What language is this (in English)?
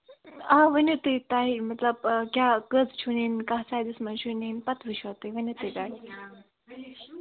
Kashmiri